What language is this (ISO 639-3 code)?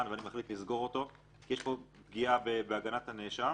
heb